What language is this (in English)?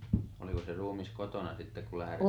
Finnish